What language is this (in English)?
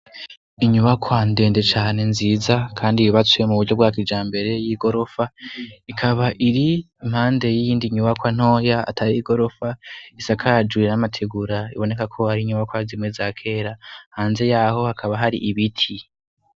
Rundi